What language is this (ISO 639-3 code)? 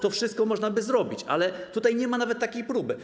pol